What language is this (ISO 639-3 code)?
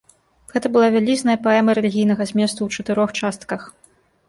bel